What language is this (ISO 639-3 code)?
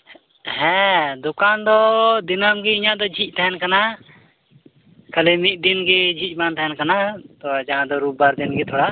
sat